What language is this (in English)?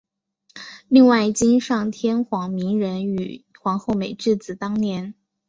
Chinese